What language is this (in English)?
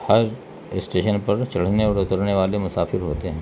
Urdu